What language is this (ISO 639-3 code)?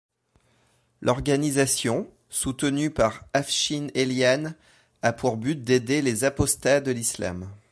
fra